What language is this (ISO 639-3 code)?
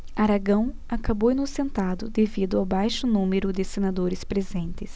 por